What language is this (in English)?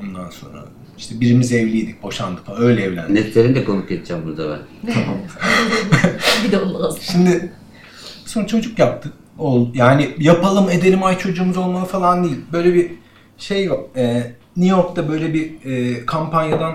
Turkish